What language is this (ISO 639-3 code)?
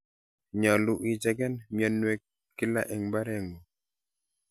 kln